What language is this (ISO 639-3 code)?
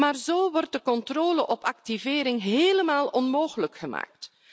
nld